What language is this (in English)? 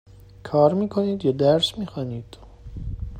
Persian